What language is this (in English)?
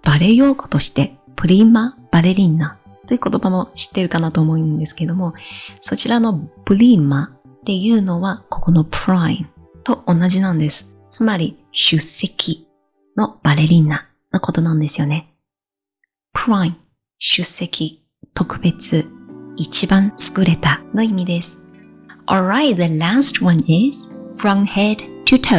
Japanese